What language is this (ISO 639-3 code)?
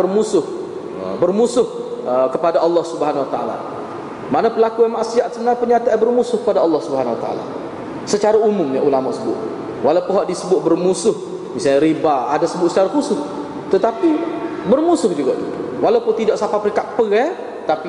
msa